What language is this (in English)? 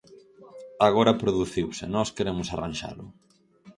Galician